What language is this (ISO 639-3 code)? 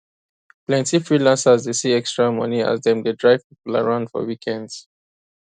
pcm